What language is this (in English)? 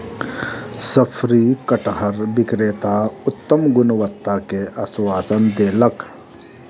Maithili